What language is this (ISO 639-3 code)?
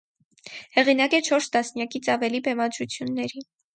hye